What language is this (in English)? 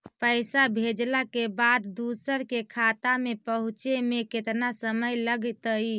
Magahi